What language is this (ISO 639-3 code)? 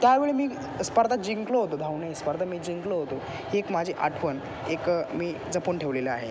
mar